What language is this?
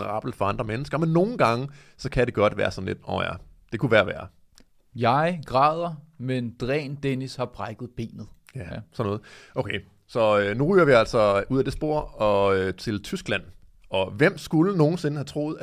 Danish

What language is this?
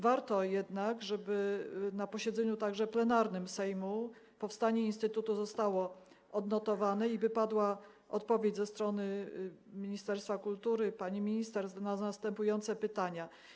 Polish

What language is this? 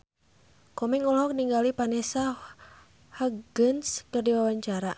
Sundanese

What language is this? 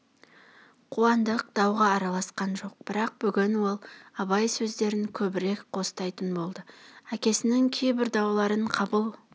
Kazakh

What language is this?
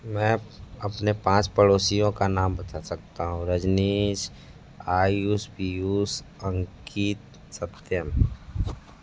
Hindi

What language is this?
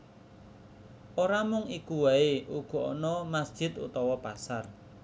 Javanese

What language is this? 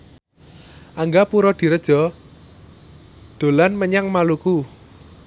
Javanese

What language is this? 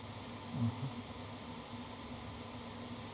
English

